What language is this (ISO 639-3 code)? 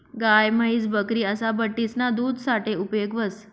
mar